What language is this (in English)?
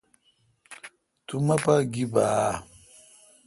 Kalkoti